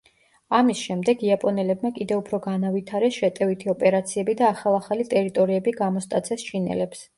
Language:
Georgian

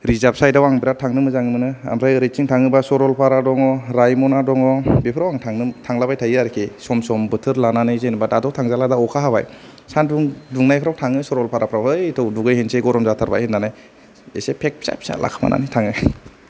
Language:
Bodo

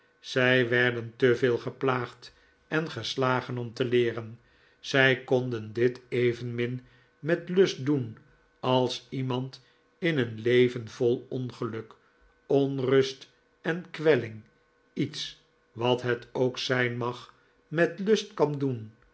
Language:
Dutch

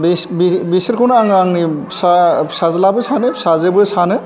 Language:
Bodo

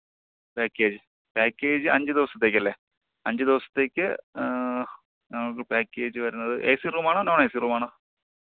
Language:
Malayalam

